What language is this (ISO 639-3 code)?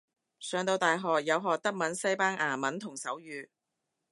yue